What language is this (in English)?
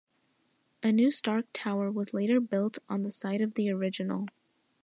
English